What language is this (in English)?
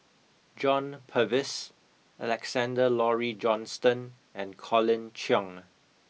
English